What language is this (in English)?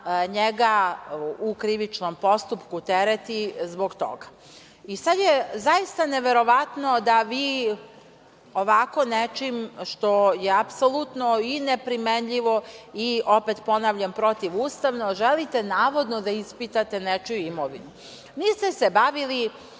Serbian